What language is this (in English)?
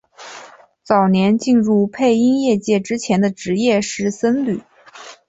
Chinese